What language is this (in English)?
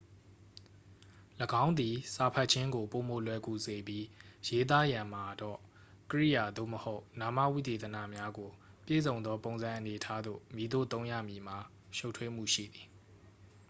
Burmese